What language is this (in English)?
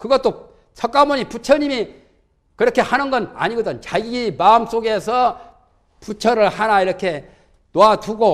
Korean